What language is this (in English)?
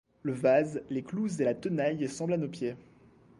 French